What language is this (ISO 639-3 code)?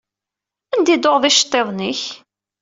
kab